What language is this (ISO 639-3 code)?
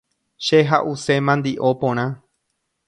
grn